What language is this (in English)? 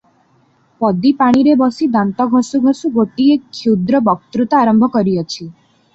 Odia